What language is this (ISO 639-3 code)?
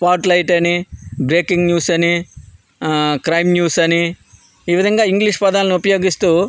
tel